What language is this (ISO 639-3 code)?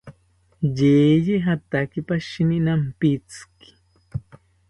cpy